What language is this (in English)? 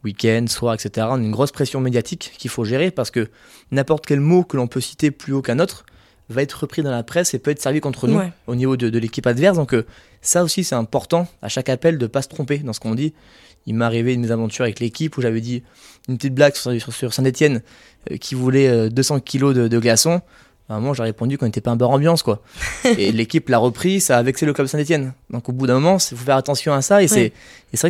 French